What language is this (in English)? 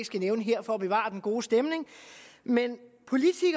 Danish